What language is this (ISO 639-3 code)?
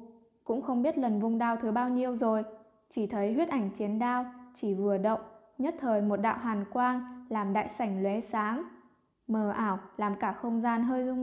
vie